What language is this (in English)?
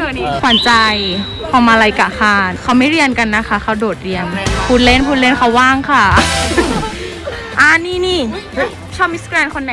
Thai